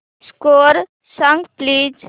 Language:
Marathi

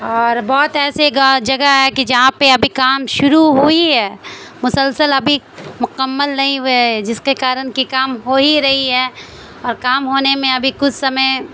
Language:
Urdu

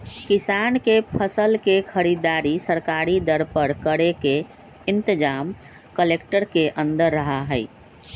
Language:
Magahi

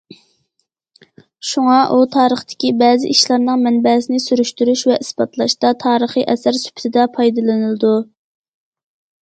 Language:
Uyghur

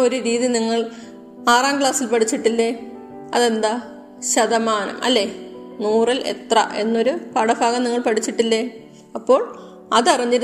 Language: Malayalam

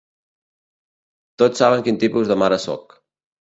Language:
Catalan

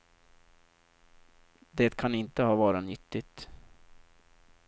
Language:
Swedish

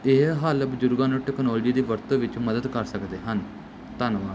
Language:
Punjabi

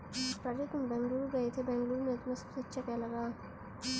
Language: Hindi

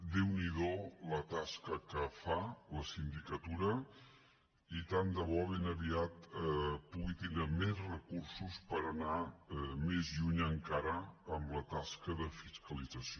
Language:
Catalan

